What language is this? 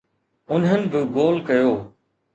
Sindhi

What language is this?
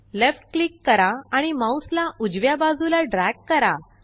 Marathi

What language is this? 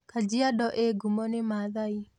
Kikuyu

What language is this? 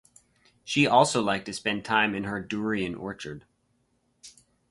English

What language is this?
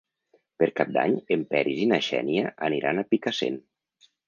Catalan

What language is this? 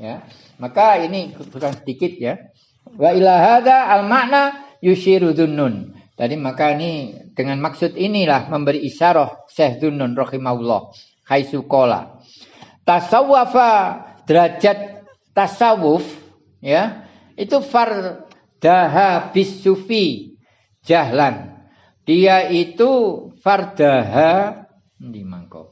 Indonesian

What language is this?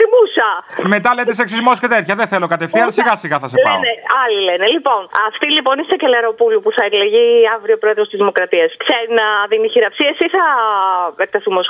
Greek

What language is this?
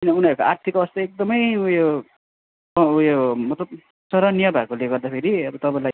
Nepali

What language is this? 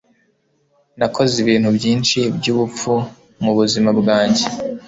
Kinyarwanda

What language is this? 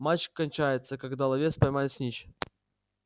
Russian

